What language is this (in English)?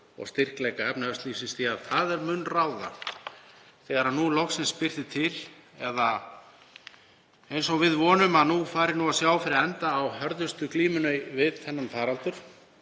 Icelandic